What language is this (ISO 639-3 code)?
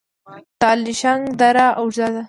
pus